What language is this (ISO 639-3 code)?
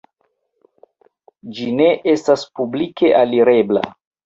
epo